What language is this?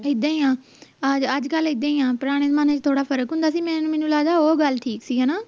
Punjabi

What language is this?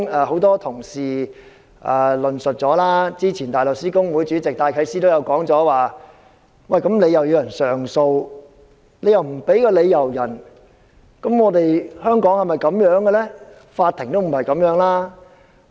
Cantonese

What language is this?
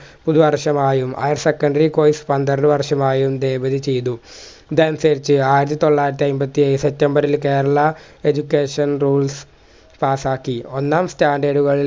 Malayalam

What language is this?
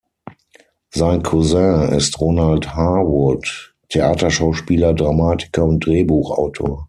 German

